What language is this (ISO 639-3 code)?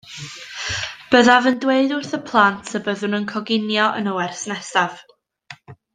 cym